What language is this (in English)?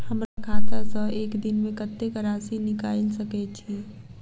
Maithili